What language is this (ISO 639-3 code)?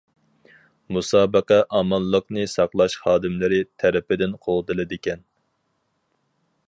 uig